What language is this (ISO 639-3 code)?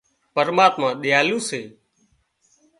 kxp